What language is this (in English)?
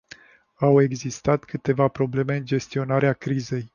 Romanian